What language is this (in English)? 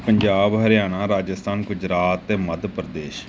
Punjabi